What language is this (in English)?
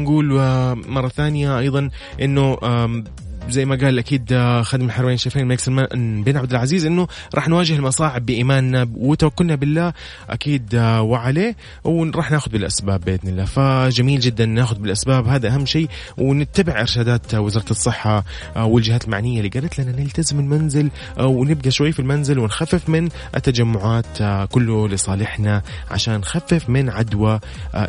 Arabic